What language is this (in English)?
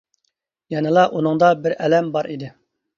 Uyghur